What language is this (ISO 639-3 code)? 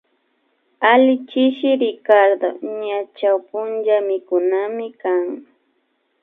qvi